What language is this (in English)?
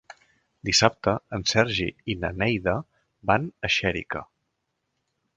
Catalan